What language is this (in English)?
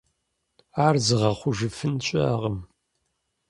Kabardian